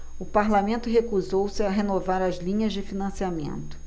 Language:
Portuguese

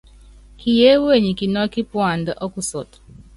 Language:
Yangben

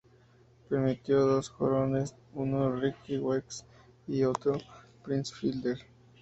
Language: Spanish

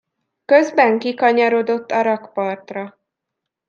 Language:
Hungarian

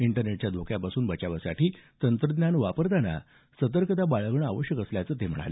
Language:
Marathi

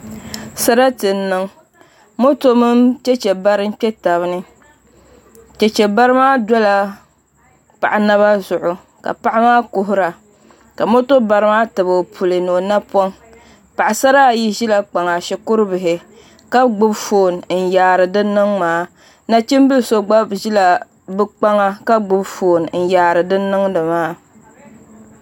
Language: Dagbani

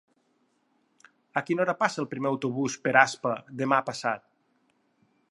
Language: Catalan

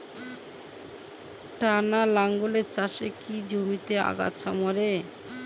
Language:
Bangla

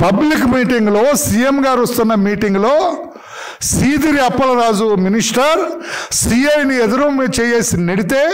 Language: Telugu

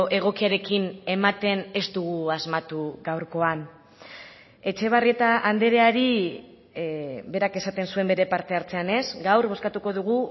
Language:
Basque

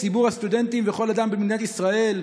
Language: Hebrew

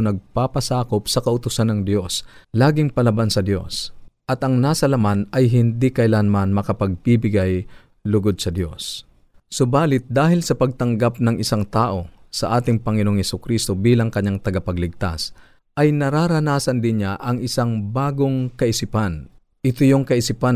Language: Filipino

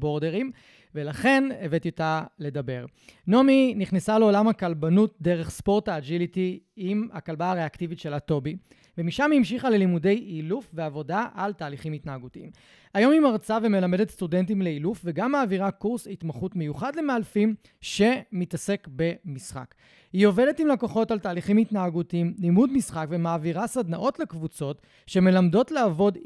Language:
Hebrew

